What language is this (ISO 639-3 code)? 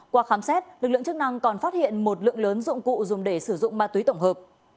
vie